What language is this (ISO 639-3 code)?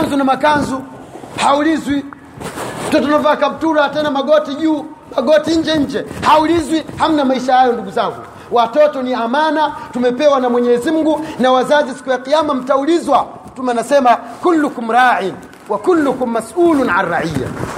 swa